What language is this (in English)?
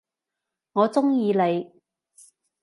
Cantonese